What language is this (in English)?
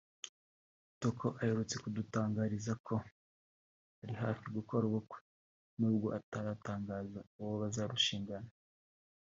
Kinyarwanda